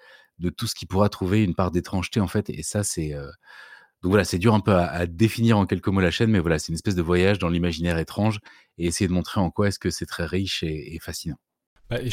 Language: French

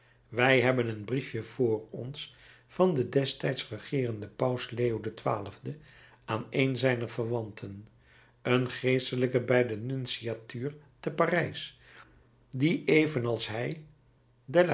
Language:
Dutch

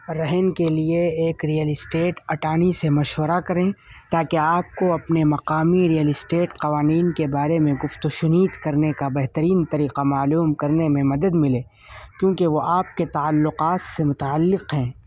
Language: Urdu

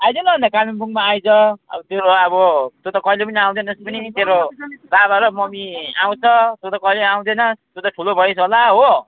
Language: Nepali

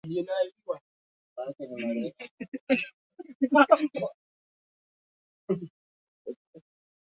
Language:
Swahili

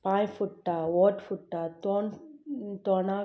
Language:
Konkani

